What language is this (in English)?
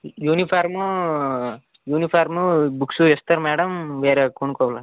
Telugu